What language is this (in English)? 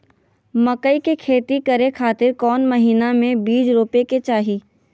Magahi